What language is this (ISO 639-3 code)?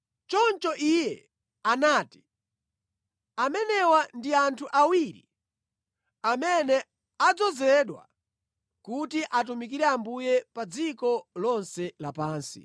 nya